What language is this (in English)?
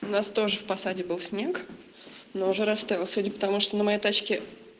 Russian